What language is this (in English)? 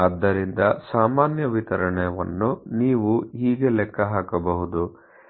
Kannada